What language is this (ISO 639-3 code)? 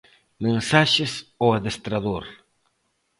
glg